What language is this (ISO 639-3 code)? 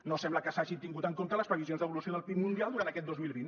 cat